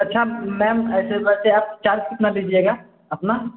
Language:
Hindi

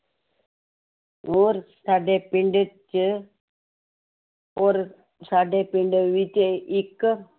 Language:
Punjabi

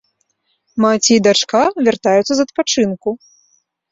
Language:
Belarusian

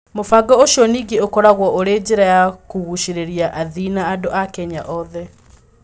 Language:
Kikuyu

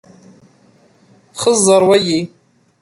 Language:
Kabyle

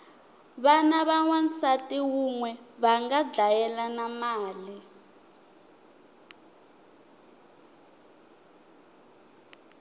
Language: Tsonga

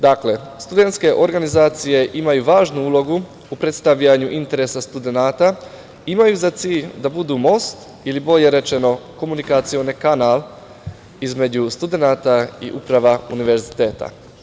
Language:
Serbian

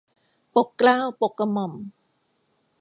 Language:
Thai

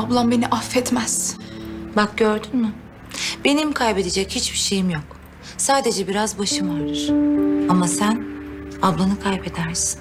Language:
Turkish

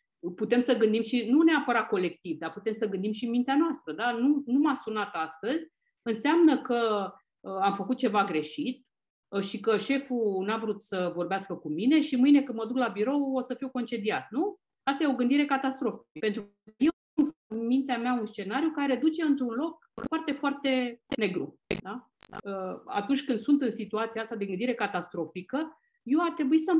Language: Romanian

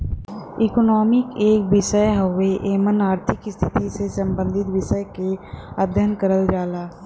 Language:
Bhojpuri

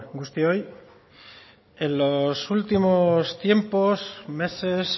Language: Spanish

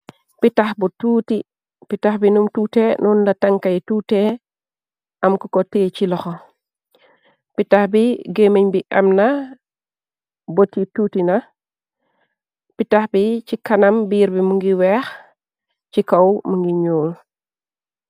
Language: Wolof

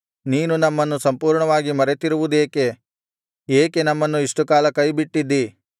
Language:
Kannada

